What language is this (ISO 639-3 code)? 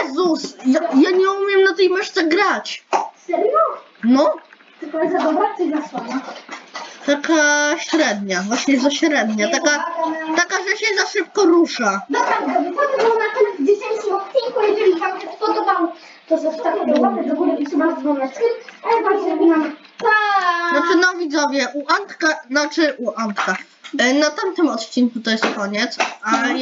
pol